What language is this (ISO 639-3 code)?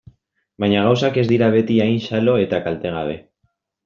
eus